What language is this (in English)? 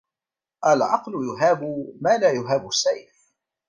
Arabic